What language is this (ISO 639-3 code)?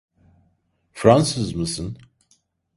tur